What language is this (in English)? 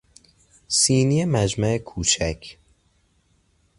Persian